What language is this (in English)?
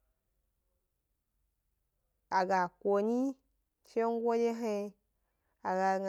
Gbari